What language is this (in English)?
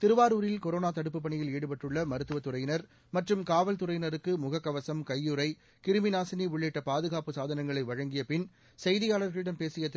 Tamil